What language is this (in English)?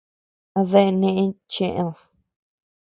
Tepeuxila Cuicatec